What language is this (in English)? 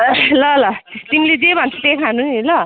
Nepali